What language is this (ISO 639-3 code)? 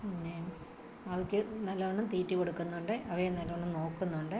mal